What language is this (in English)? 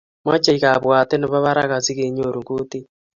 Kalenjin